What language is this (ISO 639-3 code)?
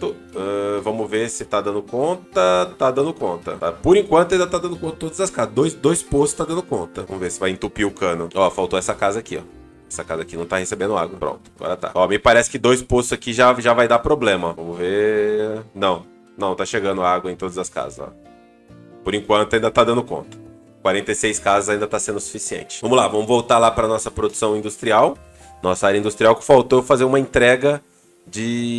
por